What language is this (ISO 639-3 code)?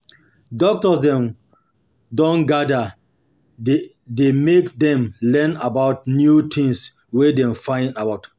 pcm